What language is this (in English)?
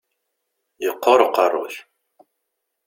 Kabyle